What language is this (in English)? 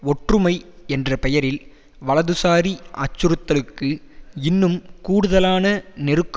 Tamil